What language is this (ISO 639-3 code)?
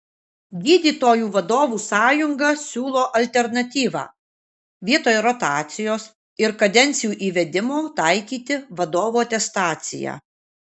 lit